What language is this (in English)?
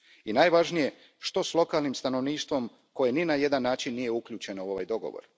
Croatian